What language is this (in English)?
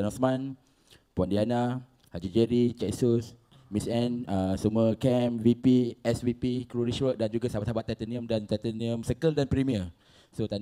Malay